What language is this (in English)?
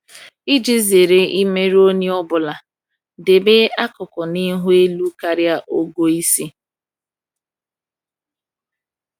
Igbo